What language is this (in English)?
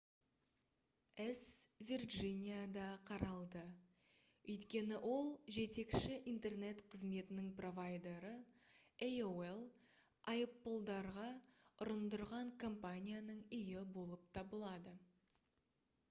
Kazakh